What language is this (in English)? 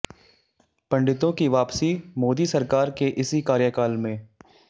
Hindi